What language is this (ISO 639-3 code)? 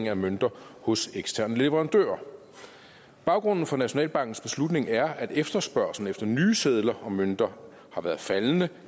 dan